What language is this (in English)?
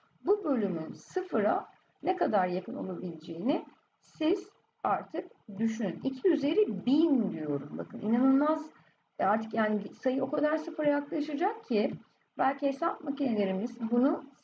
Turkish